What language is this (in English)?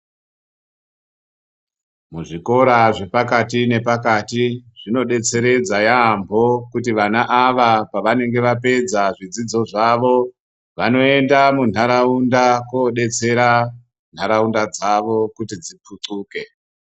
Ndau